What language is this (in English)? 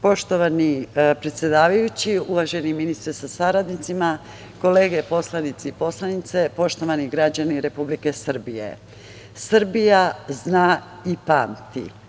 Serbian